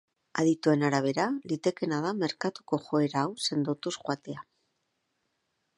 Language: Basque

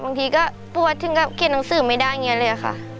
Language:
Thai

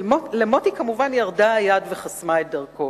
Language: Hebrew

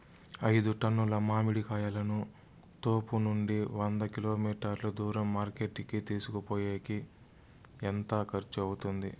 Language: Telugu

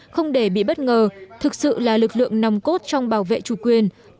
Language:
Vietnamese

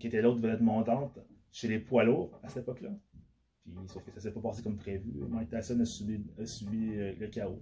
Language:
French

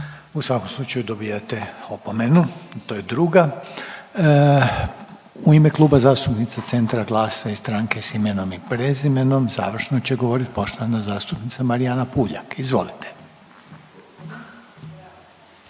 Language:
Croatian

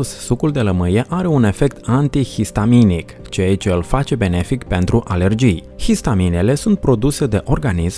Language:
Romanian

